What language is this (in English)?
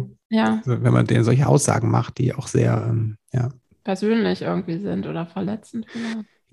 German